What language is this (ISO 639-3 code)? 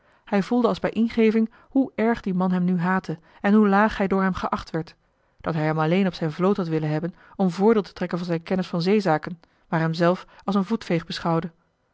nld